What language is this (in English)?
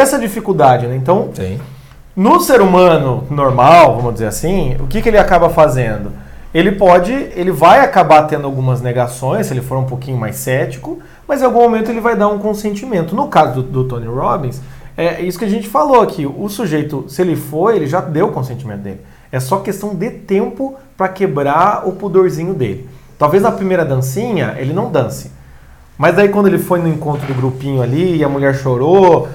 Portuguese